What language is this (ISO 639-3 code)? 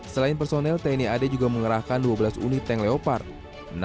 ind